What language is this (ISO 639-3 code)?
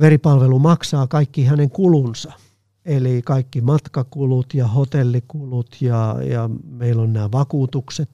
fin